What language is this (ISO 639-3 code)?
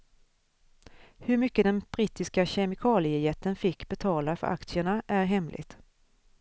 swe